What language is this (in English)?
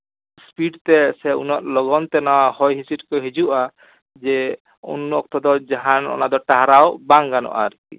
Santali